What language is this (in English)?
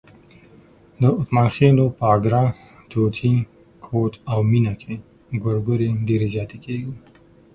Pashto